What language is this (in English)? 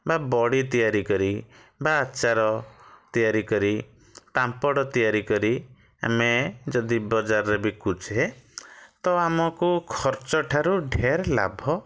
Odia